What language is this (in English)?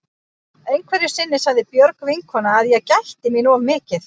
Icelandic